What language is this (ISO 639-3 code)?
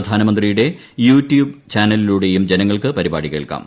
mal